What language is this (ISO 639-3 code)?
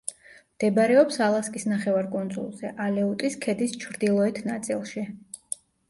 kat